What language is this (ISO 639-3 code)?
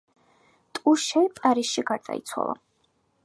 kat